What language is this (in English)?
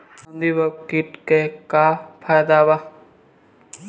Bhojpuri